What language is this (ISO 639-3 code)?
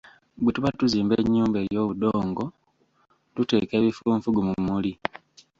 lug